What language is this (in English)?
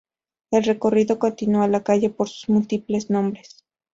Spanish